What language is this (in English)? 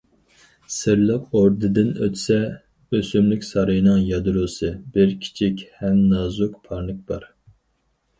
Uyghur